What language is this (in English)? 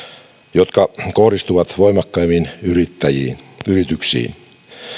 Finnish